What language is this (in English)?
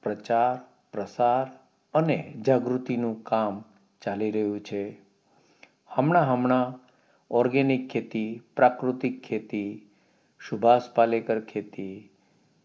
Gujarati